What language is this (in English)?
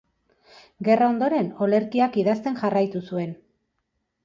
Basque